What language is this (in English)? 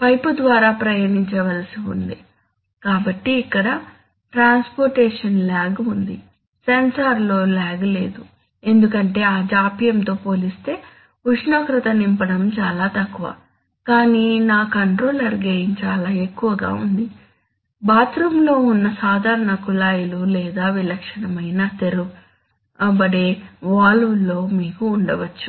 Telugu